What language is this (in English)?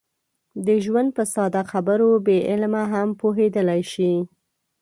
Pashto